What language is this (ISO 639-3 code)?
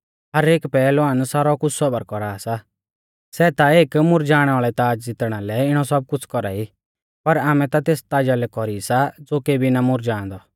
bfz